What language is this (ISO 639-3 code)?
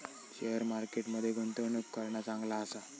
mar